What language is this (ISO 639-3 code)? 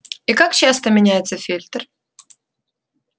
rus